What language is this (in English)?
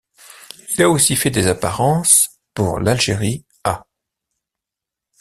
French